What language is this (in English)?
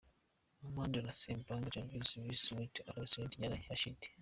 Kinyarwanda